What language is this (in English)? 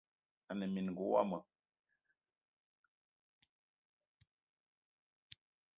Eton (Cameroon)